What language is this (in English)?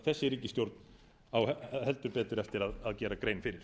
Icelandic